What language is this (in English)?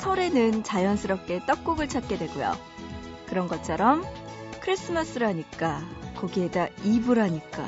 Korean